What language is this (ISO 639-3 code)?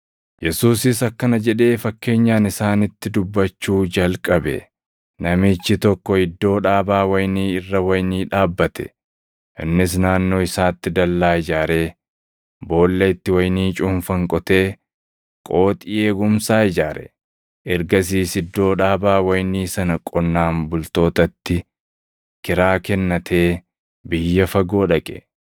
orm